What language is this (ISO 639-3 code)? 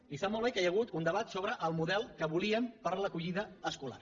cat